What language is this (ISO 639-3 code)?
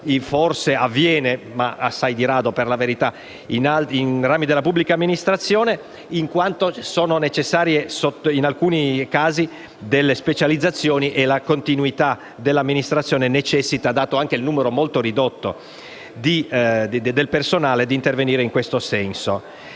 ita